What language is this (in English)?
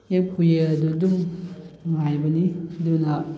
Manipuri